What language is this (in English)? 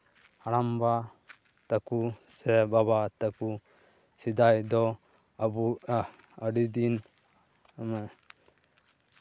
Santali